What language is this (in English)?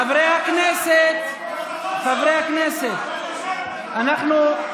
Hebrew